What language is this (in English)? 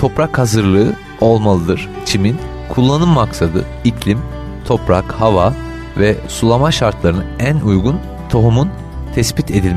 Turkish